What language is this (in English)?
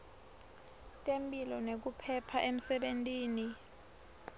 Swati